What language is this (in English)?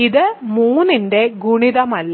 Malayalam